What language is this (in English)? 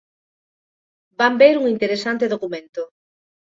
Galician